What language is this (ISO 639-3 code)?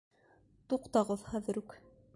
bak